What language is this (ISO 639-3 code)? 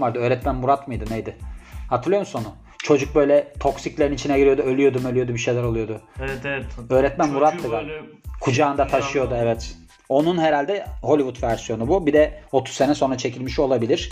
tur